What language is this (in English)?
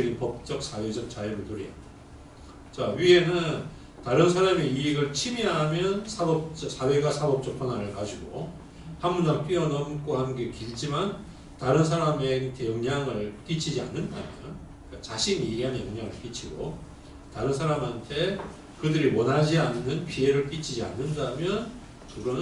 Korean